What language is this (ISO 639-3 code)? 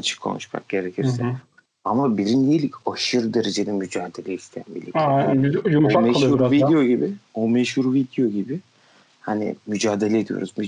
tur